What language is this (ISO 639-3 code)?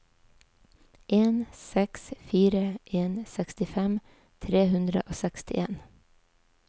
nor